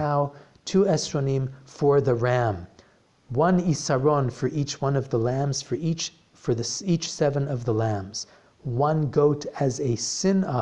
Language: English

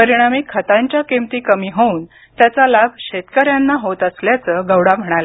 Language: Marathi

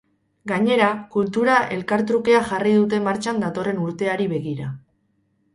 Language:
Basque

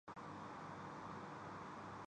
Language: Urdu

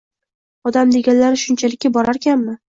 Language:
Uzbek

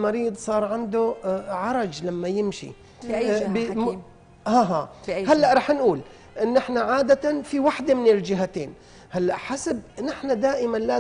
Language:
Arabic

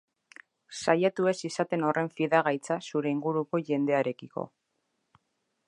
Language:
Basque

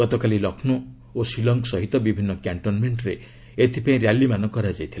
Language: Odia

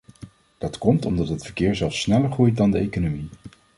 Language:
Dutch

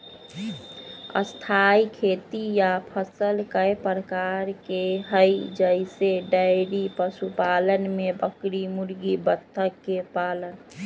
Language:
Magahi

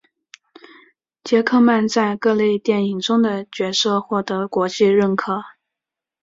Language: Chinese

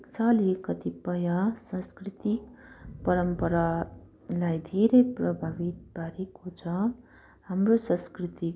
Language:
Nepali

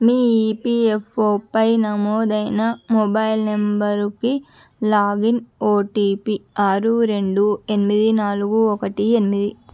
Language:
Telugu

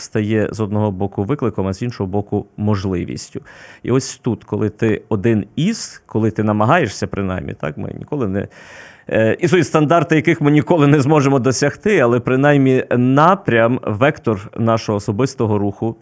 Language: Ukrainian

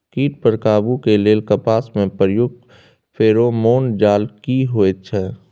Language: Maithili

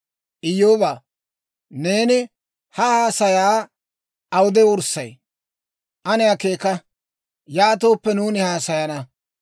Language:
Dawro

